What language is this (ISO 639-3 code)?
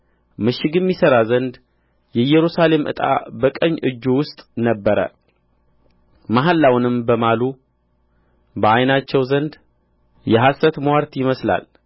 amh